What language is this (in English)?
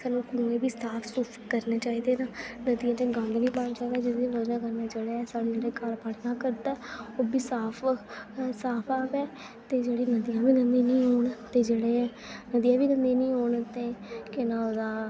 Dogri